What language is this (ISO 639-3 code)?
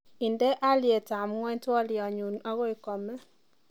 kln